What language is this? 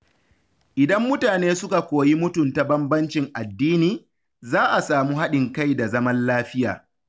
Hausa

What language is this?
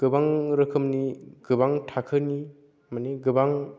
Bodo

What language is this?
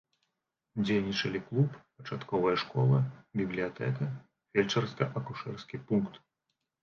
Belarusian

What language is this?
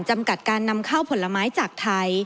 Thai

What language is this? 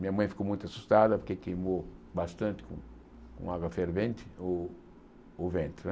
Portuguese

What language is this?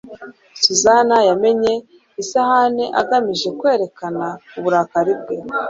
Kinyarwanda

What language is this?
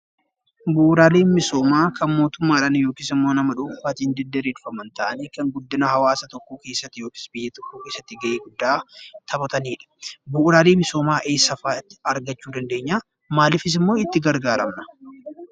Oromo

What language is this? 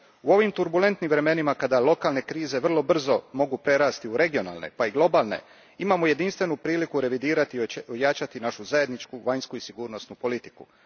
Croatian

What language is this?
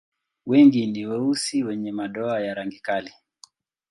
Swahili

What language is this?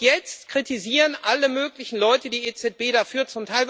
German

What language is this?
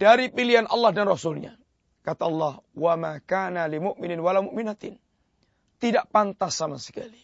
Malay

